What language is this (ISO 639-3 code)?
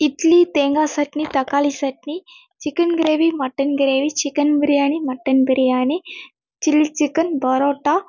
tam